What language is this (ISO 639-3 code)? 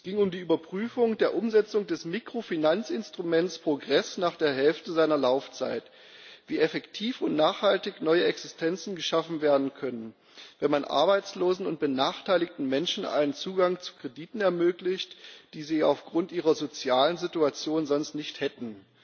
deu